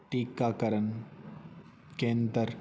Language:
Punjabi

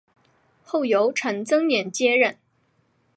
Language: Chinese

